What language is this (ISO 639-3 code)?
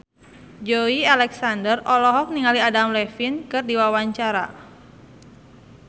sun